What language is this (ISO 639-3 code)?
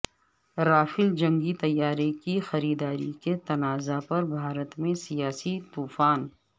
urd